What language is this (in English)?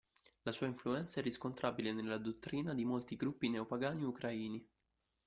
Italian